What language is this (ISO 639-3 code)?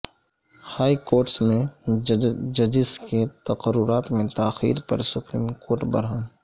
urd